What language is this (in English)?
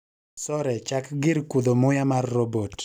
Luo (Kenya and Tanzania)